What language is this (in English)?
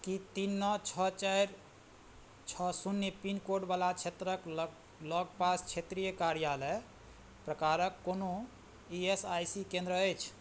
Maithili